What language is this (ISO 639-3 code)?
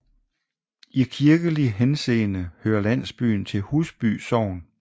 dan